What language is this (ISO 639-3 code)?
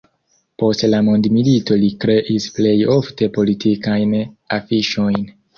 epo